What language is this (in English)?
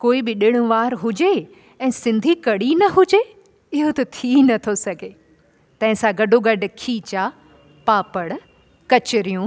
Sindhi